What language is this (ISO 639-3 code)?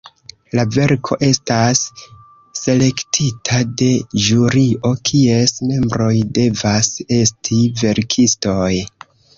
epo